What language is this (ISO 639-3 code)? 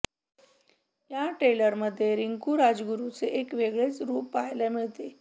mar